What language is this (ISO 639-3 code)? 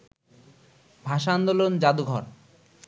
ben